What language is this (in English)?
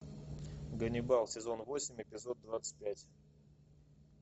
Russian